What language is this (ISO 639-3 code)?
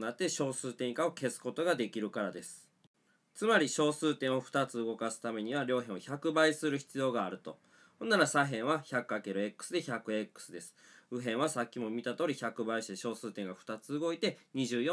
jpn